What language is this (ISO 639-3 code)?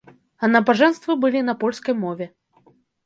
bel